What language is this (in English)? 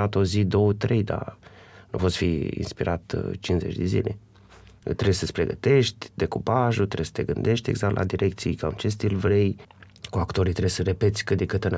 Romanian